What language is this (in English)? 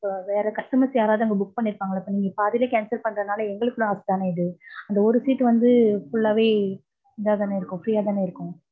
Tamil